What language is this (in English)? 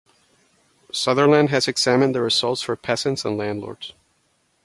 English